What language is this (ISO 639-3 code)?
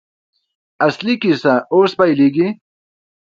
pus